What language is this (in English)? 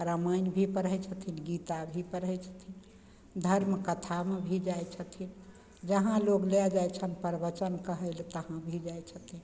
Maithili